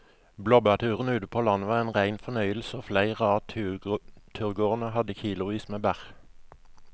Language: Norwegian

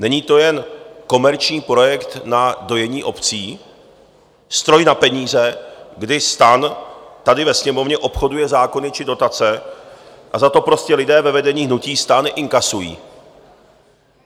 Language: Czech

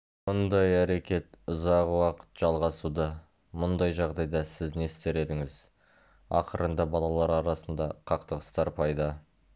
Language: Kazakh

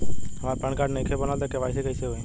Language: Bhojpuri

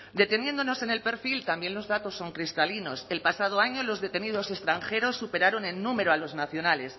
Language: Spanish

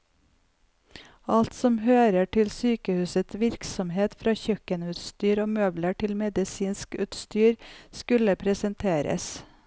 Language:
Norwegian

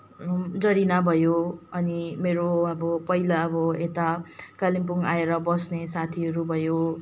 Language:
Nepali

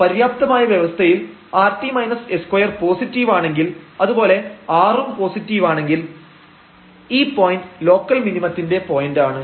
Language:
Malayalam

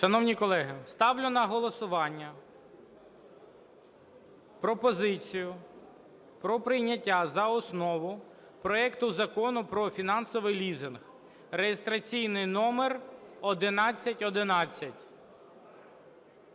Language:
Ukrainian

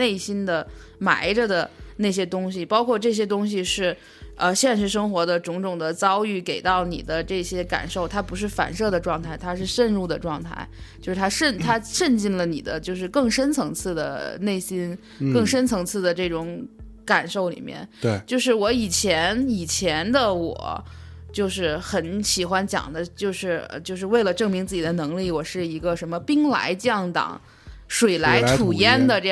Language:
Chinese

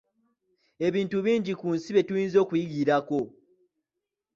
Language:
Ganda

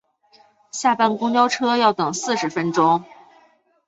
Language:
Chinese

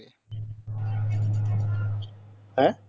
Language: Bangla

